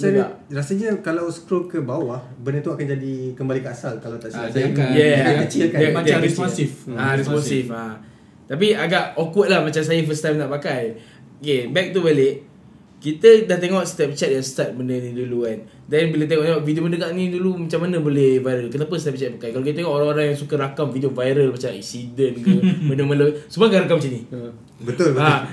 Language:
Malay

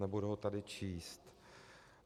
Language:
Czech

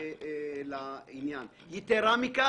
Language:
Hebrew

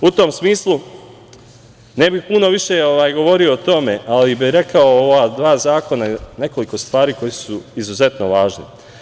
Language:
Serbian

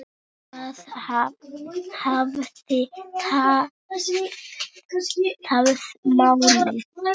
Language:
Icelandic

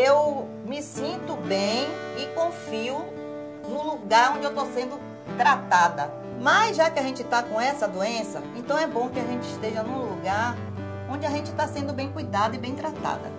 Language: Portuguese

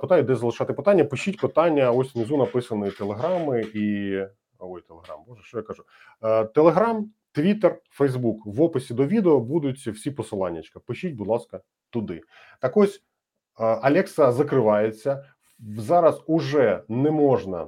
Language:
Ukrainian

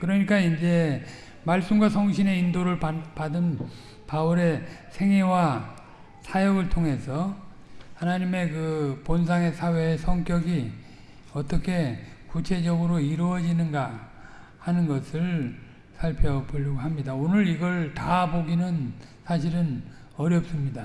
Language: Korean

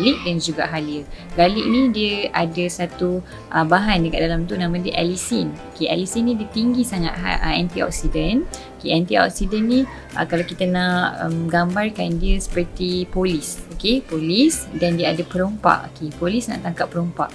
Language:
Malay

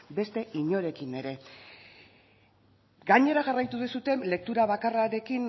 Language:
Basque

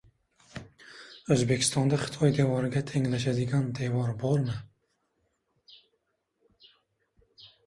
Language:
Uzbek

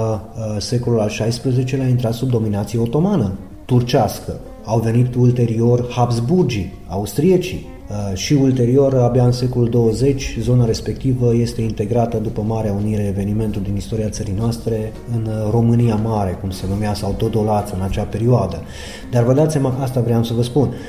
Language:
Romanian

